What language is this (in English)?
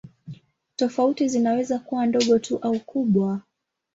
Swahili